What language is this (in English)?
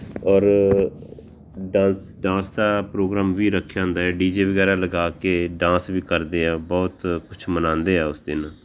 Punjabi